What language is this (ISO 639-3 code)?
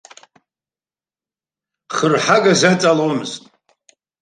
abk